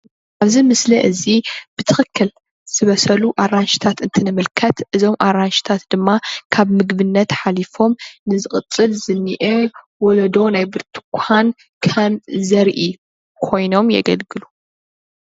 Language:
Tigrinya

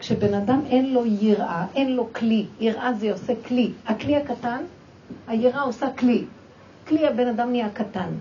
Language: Hebrew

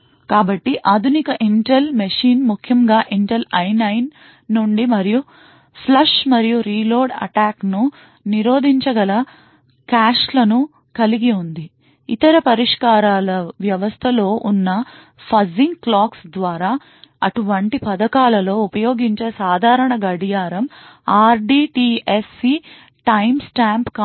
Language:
Telugu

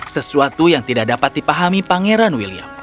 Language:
Indonesian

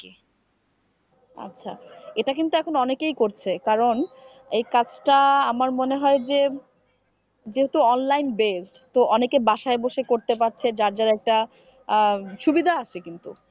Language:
Bangla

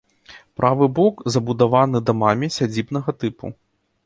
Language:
Belarusian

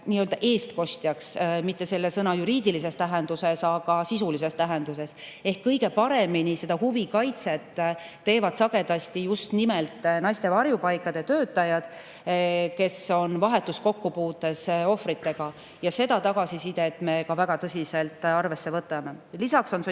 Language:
Estonian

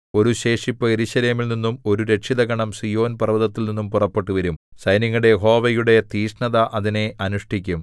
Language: Malayalam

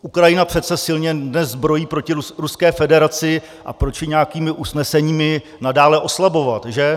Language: Czech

